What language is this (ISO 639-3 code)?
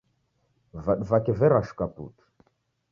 dav